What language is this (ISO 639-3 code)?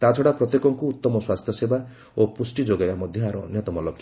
ori